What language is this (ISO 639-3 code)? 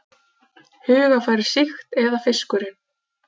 isl